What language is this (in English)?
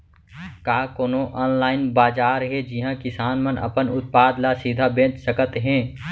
Chhattisgarhi